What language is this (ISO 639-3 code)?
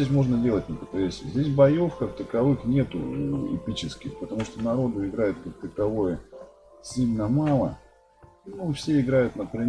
rus